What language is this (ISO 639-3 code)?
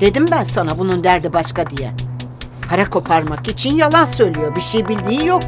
tur